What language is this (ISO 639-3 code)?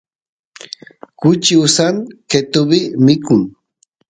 qus